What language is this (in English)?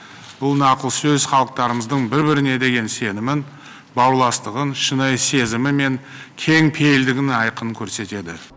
Kazakh